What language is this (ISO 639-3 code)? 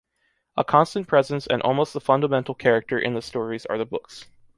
eng